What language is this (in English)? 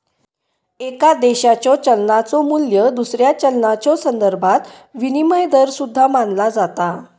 Marathi